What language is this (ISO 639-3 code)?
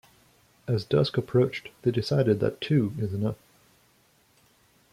eng